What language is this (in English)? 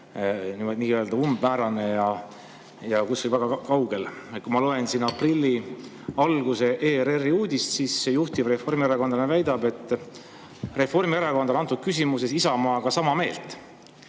Estonian